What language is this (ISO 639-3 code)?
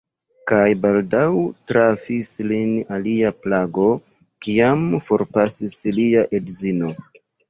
epo